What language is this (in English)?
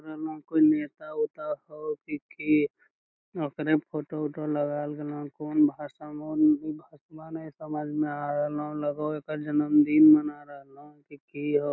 Magahi